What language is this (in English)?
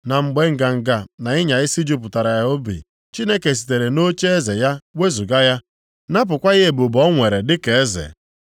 Igbo